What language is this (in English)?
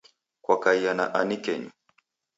Taita